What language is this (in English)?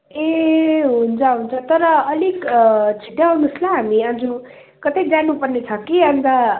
Nepali